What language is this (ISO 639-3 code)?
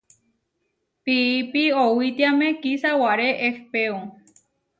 var